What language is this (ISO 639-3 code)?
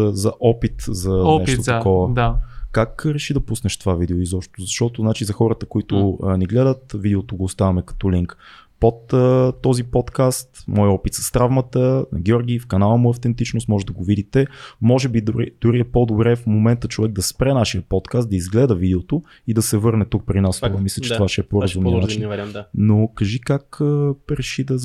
bul